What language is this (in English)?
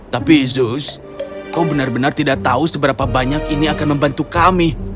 Indonesian